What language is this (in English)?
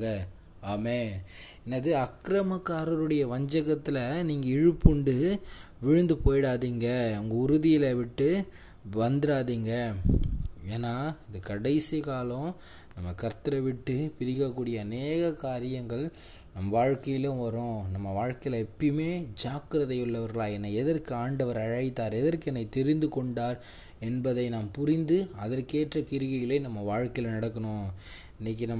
Tamil